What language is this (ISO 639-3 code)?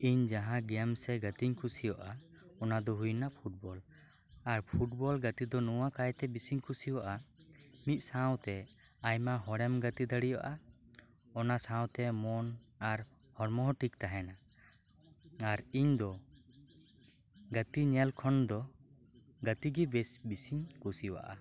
sat